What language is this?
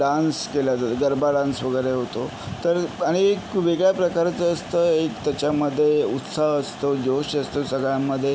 Marathi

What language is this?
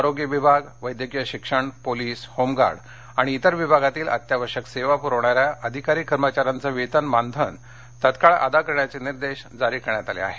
Marathi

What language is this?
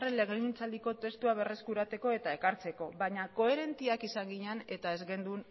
Basque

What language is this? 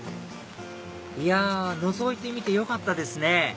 Japanese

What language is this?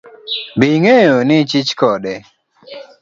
Luo (Kenya and Tanzania)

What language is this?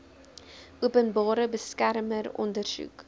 Afrikaans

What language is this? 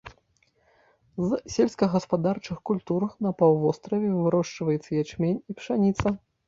Belarusian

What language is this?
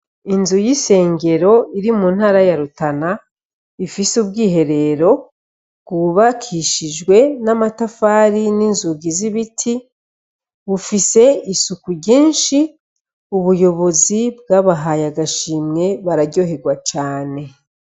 Rundi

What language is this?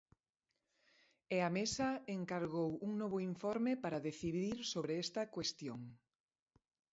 Galician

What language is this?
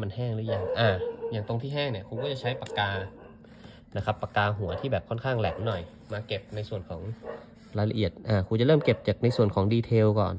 Thai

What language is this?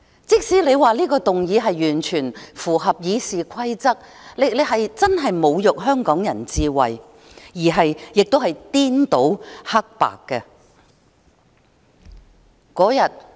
Cantonese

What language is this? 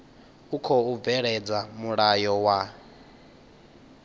Venda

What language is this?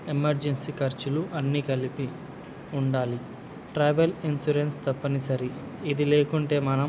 Telugu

